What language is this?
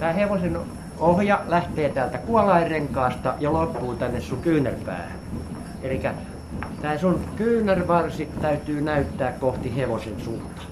Finnish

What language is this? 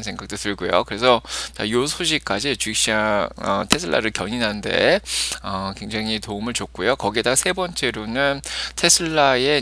Korean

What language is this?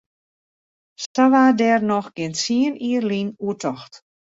Western Frisian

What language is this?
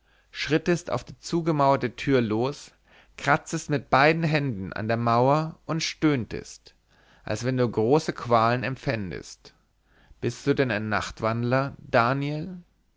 German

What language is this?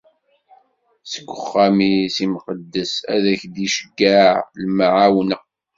Kabyle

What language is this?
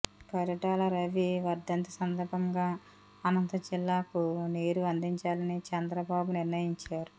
Telugu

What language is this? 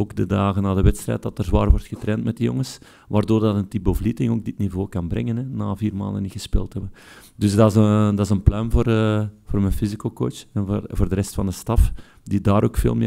Dutch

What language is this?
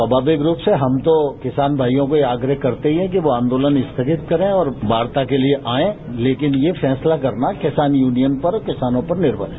Hindi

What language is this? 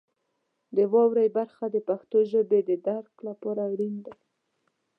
Pashto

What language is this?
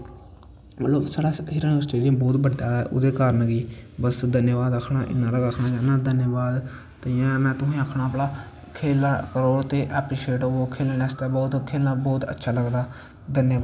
Dogri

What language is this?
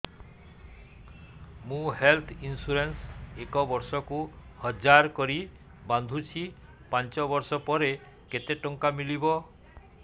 Odia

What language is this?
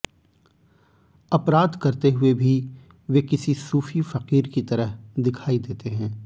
Hindi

